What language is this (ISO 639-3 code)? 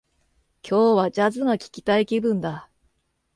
jpn